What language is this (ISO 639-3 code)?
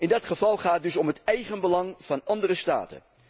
nld